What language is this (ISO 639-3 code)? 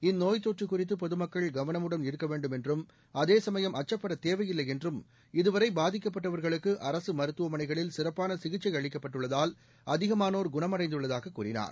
tam